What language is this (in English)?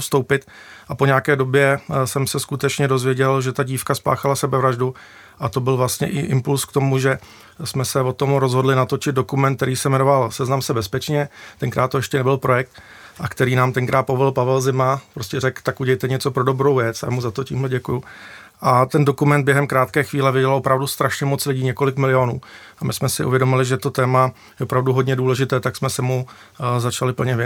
Czech